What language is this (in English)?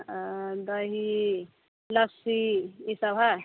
Maithili